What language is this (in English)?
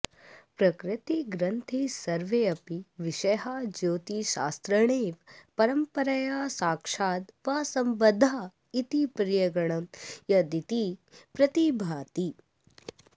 Sanskrit